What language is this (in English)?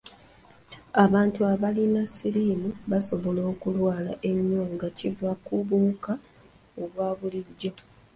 Ganda